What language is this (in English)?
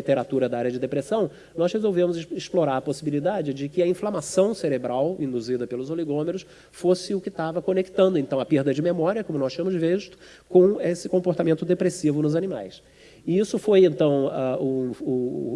Portuguese